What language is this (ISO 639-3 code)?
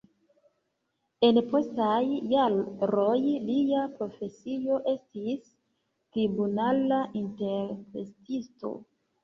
epo